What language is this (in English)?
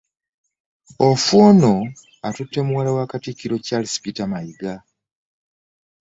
Ganda